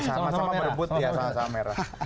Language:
Indonesian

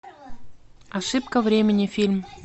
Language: Russian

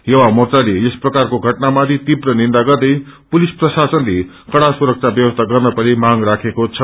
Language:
Nepali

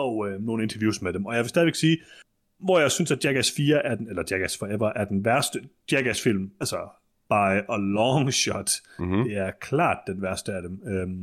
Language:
Danish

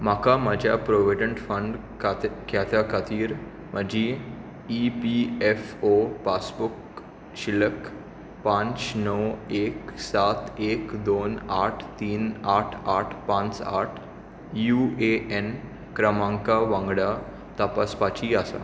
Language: Konkani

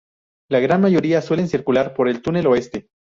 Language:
Spanish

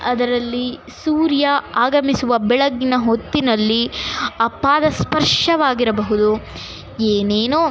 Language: Kannada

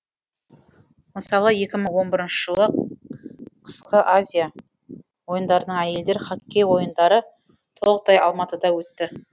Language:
Kazakh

